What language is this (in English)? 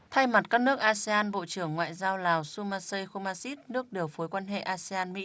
Vietnamese